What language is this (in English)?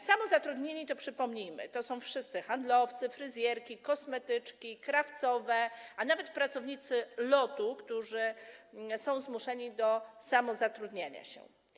Polish